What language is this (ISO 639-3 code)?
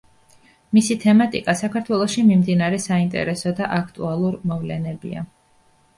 kat